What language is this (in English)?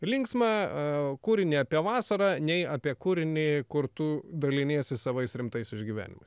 Lithuanian